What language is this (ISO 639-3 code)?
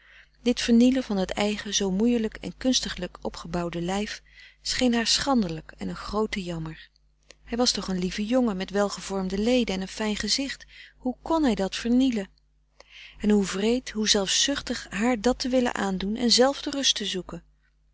nld